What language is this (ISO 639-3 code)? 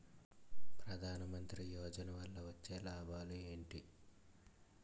tel